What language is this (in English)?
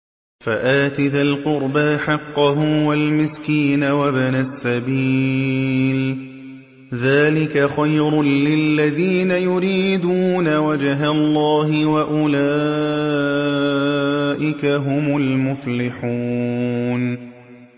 Arabic